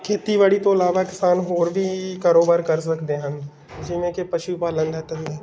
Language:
Punjabi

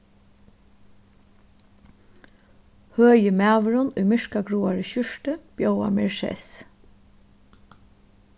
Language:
Faroese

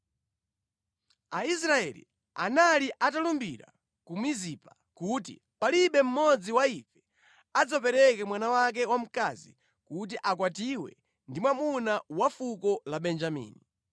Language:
Nyanja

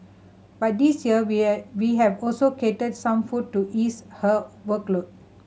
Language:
English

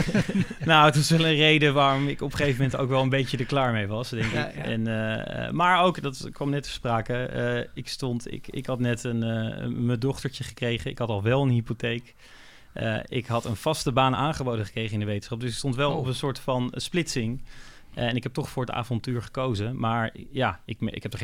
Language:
Dutch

